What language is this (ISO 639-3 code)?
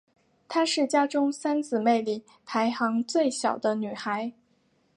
zho